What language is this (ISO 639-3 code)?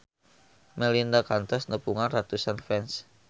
sun